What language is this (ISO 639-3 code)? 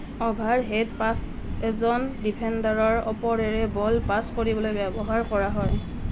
asm